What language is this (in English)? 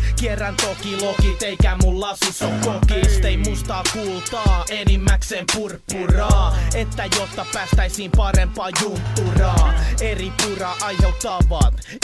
Finnish